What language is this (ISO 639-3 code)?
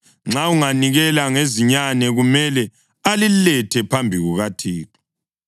nde